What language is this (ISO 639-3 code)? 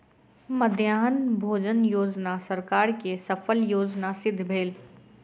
mai